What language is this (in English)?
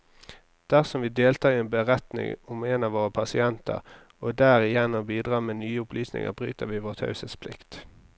Norwegian